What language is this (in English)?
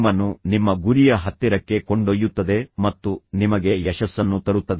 Kannada